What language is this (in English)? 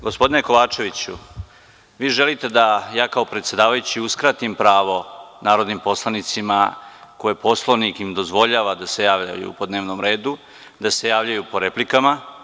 Serbian